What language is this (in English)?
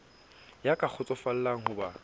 Southern Sotho